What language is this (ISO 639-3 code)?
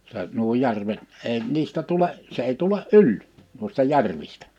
fin